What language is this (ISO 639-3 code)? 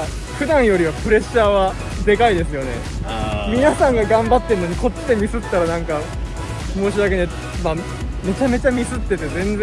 jpn